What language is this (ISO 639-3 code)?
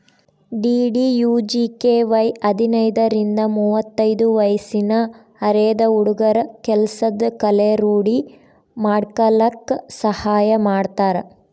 kan